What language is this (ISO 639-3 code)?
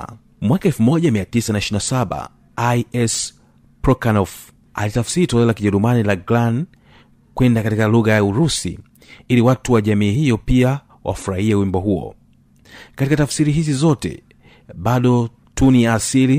swa